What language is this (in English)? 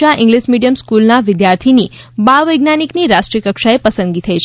Gujarati